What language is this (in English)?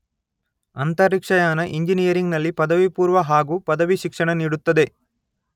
Kannada